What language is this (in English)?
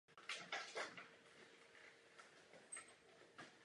Czech